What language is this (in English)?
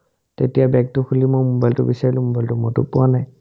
Assamese